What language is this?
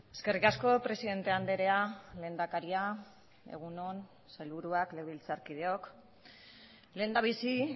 Basque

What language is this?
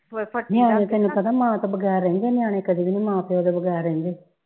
Punjabi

